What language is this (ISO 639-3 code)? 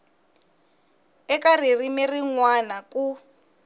tso